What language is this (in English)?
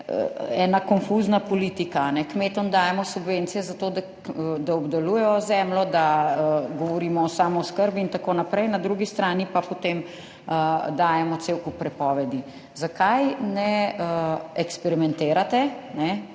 Slovenian